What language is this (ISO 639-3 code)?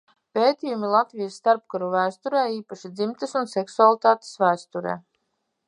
lav